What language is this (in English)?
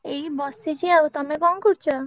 Odia